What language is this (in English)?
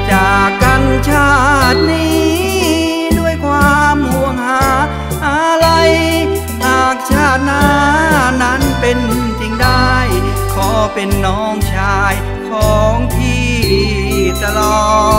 Thai